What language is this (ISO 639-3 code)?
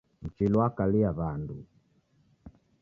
dav